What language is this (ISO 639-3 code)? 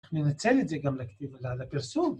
heb